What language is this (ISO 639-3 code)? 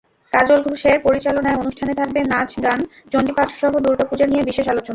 ben